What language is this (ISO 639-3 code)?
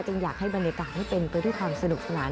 tha